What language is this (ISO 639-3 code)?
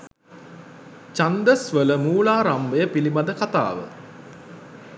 sin